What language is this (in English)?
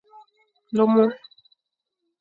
Fang